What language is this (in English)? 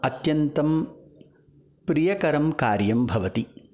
Sanskrit